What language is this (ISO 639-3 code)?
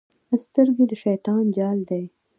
pus